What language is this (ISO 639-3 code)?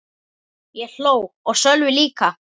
isl